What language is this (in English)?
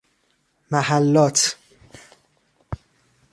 Persian